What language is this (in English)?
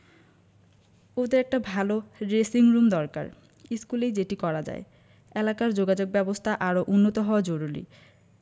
Bangla